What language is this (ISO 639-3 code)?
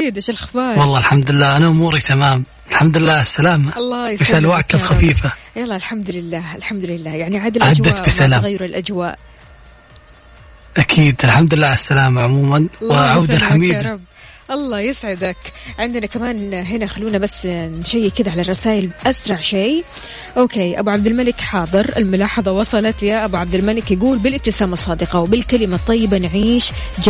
ara